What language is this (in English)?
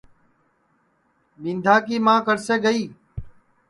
Sansi